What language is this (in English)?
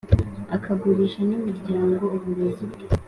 Kinyarwanda